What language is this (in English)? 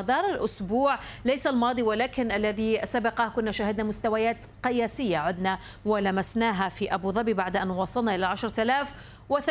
Arabic